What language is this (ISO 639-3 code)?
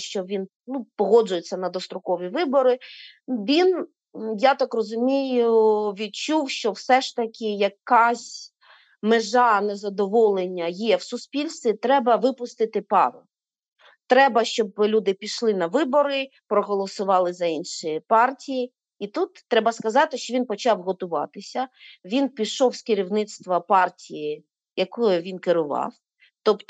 ukr